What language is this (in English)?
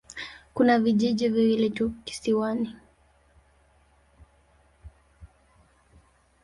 Swahili